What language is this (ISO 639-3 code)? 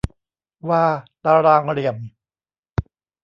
tha